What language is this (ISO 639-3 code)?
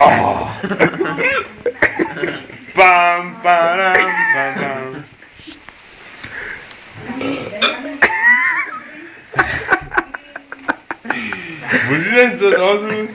deu